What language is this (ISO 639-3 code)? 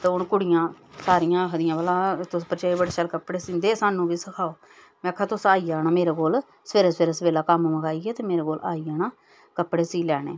doi